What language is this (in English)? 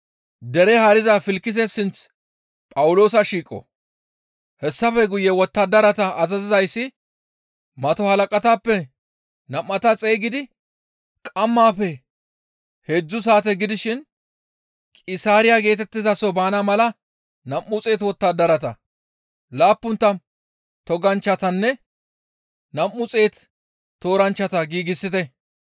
Gamo